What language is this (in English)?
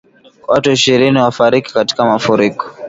Swahili